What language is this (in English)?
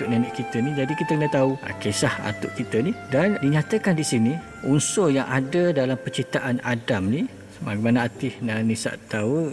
Malay